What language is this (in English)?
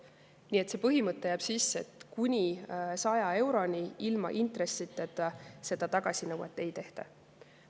Estonian